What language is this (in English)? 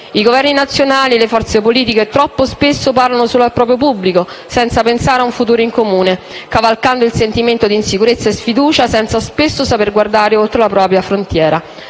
Italian